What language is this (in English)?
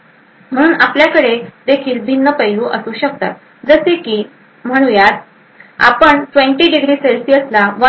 Marathi